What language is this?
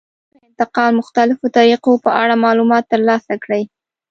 Pashto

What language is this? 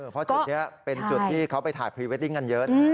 Thai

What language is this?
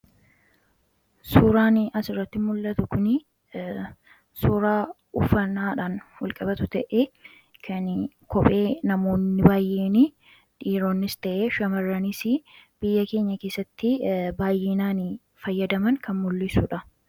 Oromo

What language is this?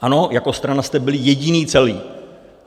Czech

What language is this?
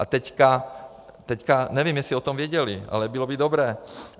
Czech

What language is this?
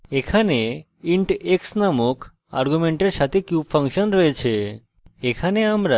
Bangla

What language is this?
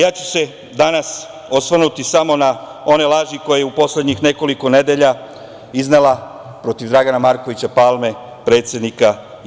Serbian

